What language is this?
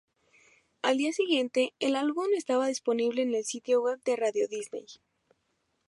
Spanish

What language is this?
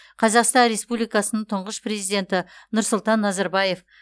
Kazakh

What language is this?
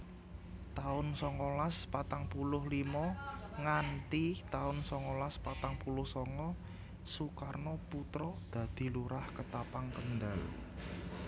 Javanese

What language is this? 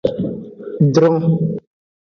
Aja (Benin)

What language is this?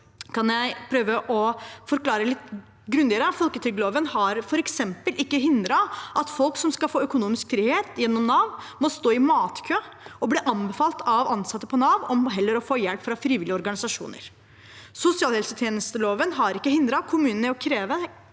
Norwegian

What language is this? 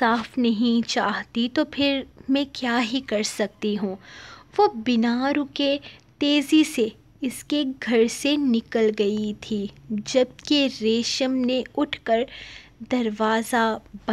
Hindi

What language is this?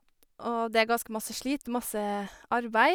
Norwegian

